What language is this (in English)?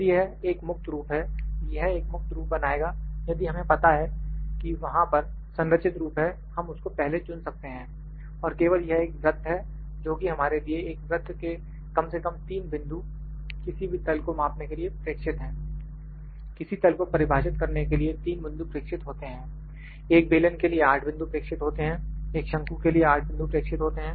Hindi